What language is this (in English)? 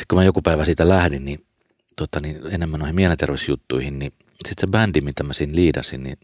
Finnish